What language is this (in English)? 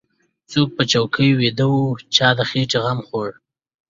Pashto